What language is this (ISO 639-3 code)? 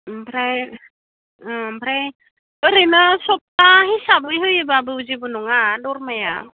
brx